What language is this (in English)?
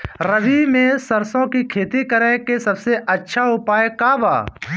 Bhojpuri